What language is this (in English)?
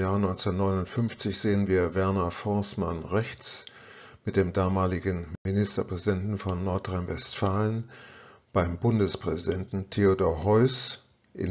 German